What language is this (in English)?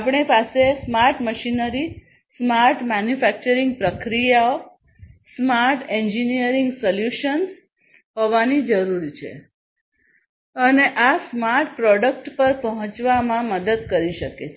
Gujarati